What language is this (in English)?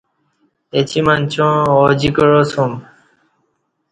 Kati